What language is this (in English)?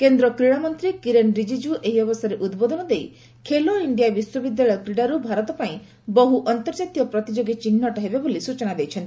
Odia